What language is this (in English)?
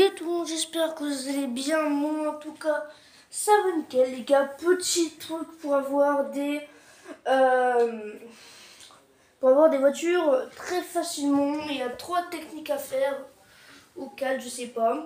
French